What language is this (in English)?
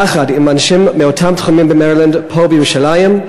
Hebrew